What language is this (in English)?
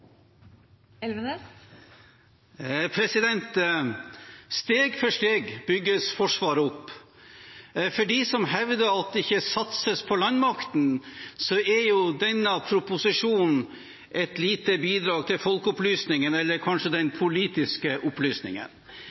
Norwegian